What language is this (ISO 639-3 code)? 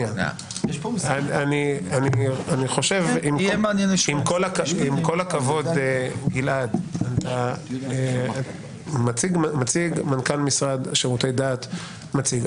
heb